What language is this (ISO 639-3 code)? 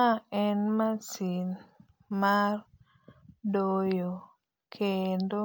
luo